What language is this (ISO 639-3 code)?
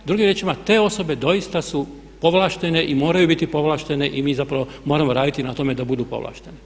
hrv